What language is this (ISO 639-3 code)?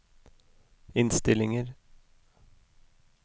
nor